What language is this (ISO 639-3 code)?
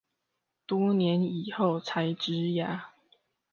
zho